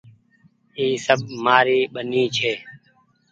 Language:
Goaria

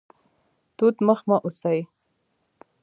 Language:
Pashto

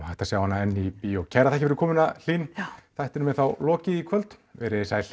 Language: Icelandic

